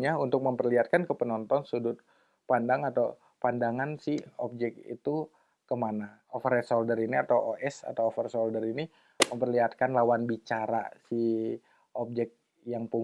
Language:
Indonesian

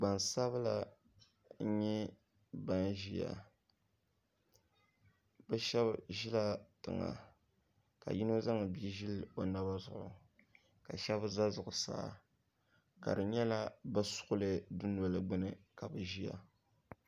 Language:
Dagbani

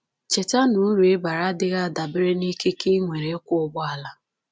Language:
Igbo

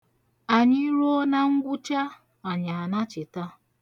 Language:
Igbo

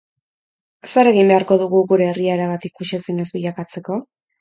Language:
Basque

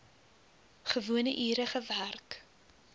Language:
Afrikaans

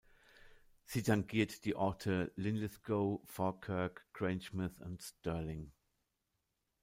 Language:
German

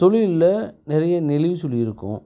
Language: Tamil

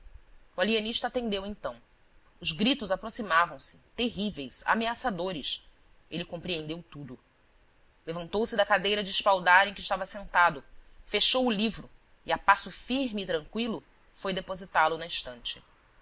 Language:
Portuguese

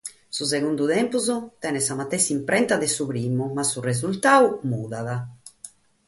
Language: Sardinian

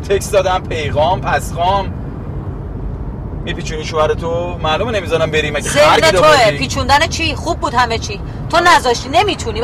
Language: Persian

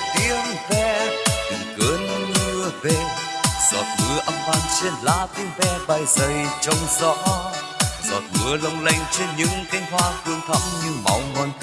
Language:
Vietnamese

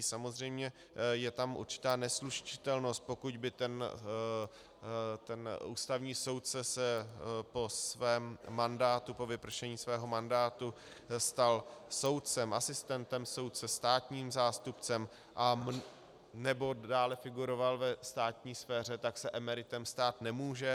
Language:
Czech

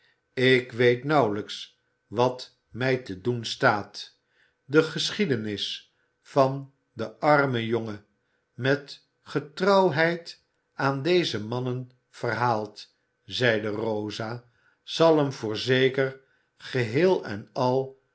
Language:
Dutch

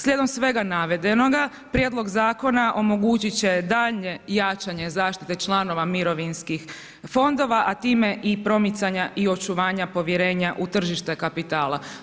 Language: Croatian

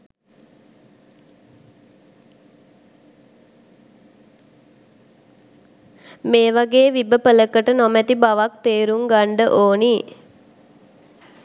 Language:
Sinhala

